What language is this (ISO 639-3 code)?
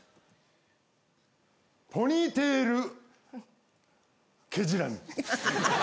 jpn